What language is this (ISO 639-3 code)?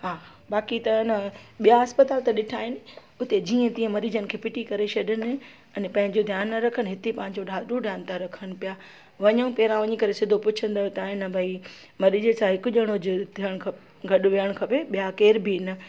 snd